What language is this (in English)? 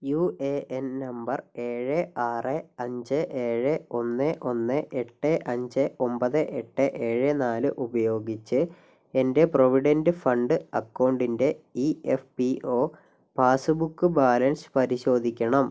Malayalam